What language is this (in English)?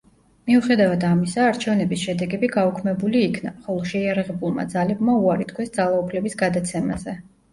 Georgian